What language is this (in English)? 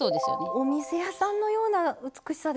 Japanese